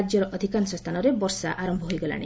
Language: Odia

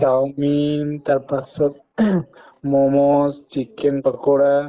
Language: Assamese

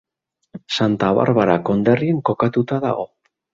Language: Basque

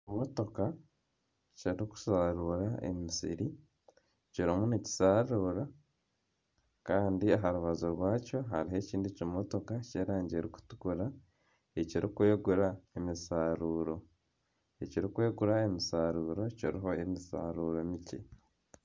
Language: Nyankole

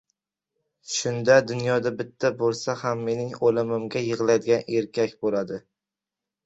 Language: Uzbek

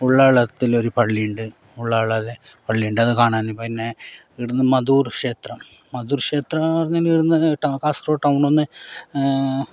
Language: Malayalam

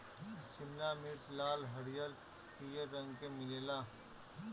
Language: Bhojpuri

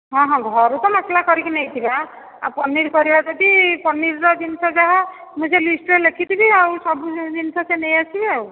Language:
Odia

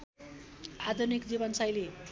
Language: Nepali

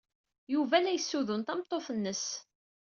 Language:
Kabyle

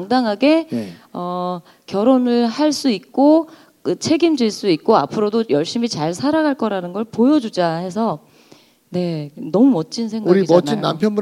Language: Korean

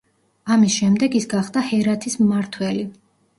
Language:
Georgian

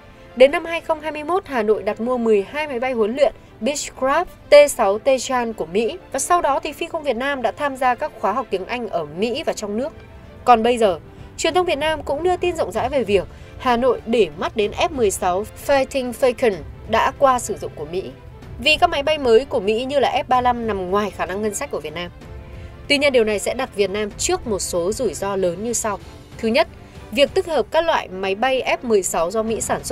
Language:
Vietnamese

